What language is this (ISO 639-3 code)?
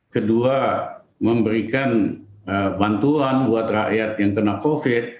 ind